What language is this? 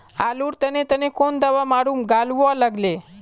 Magahi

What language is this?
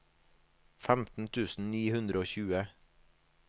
Norwegian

